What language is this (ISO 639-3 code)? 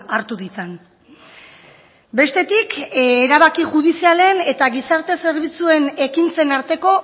eus